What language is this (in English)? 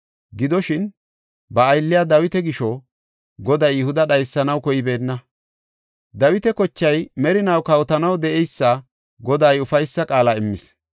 Gofa